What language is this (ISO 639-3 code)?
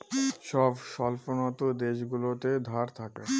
ben